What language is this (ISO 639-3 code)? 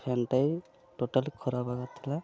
ori